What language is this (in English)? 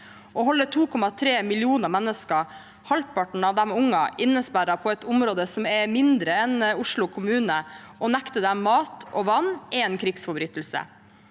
Norwegian